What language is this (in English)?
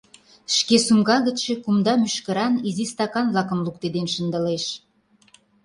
Mari